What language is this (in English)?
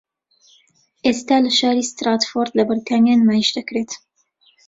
Central Kurdish